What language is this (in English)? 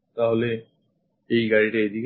Bangla